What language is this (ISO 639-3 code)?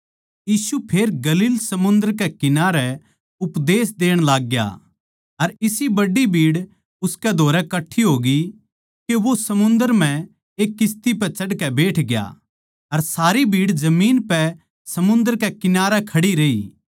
bgc